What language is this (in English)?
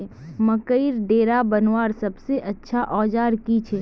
Magahi